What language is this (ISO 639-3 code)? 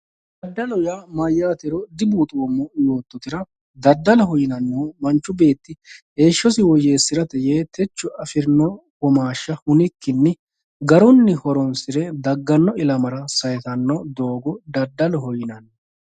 sid